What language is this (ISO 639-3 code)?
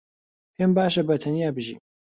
ckb